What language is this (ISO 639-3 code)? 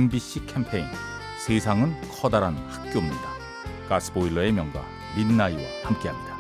kor